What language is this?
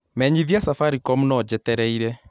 Kikuyu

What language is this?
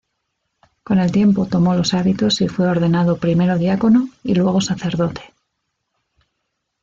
Spanish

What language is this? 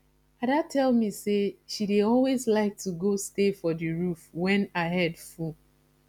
Nigerian Pidgin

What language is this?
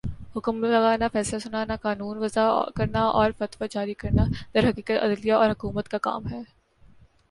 Urdu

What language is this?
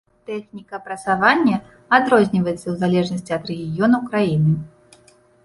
Belarusian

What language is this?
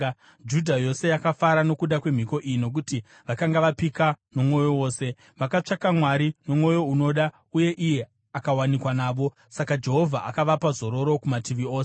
Shona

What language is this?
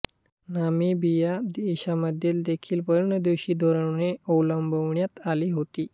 Marathi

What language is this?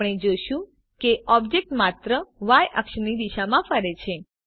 Gujarati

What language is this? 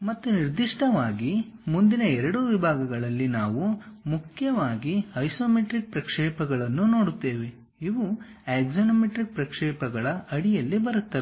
Kannada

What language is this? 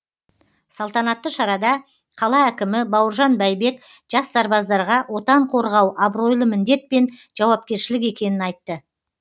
Kazakh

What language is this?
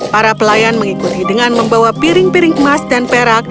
Indonesian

